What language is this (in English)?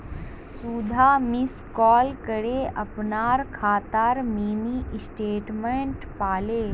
Magahi